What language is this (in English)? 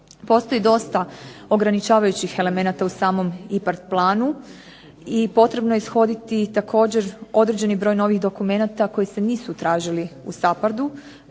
Croatian